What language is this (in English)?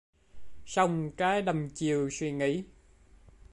Vietnamese